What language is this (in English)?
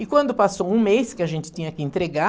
Portuguese